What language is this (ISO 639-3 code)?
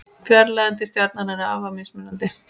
isl